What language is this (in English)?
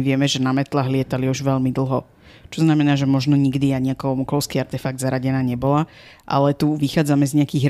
Slovak